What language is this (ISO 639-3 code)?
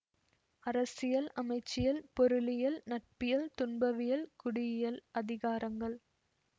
tam